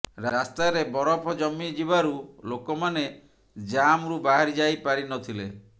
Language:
Odia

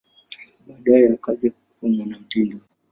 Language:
Swahili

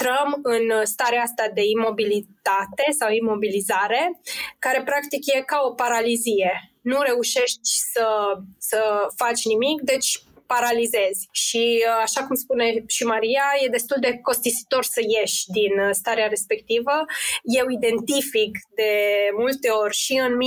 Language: Romanian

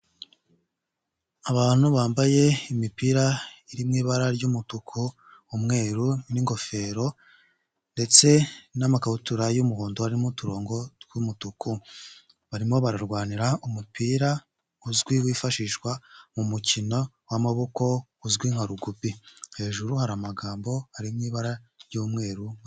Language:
Kinyarwanda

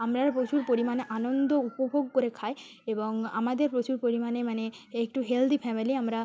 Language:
Bangla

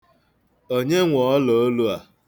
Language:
Igbo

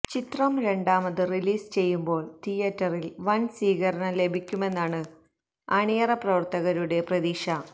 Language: Malayalam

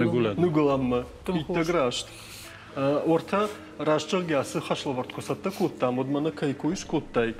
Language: Russian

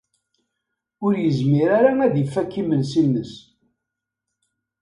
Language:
Kabyle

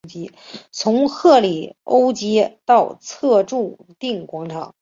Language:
Chinese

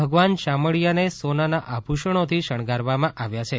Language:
Gujarati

